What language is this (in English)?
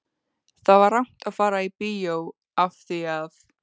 Icelandic